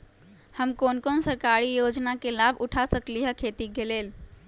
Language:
Magahi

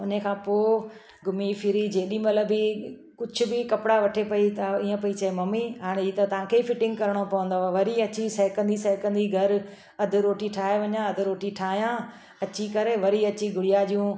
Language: Sindhi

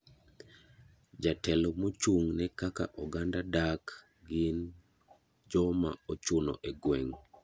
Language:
Luo (Kenya and Tanzania)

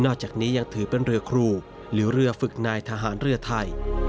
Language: Thai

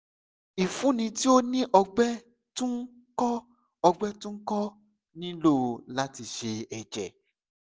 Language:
Yoruba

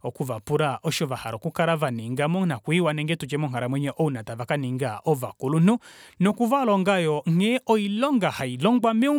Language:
Kuanyama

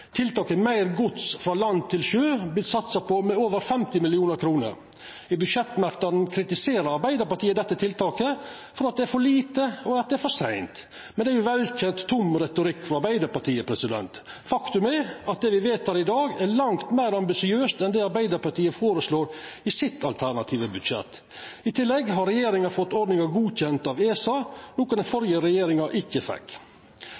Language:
Norwegian Nynorsk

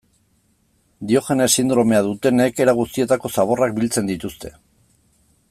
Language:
Basque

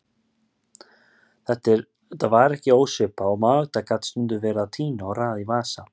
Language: Icelandic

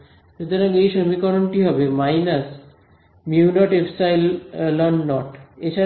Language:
Bangla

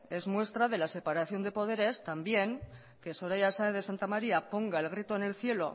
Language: Spanish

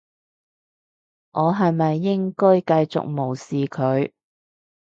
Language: Cantonese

